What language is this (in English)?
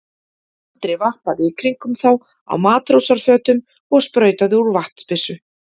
Icelandic